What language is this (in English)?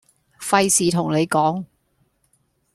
Cantonese